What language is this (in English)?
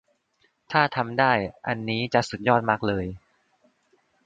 Thai